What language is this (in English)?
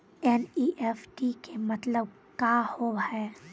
Maithili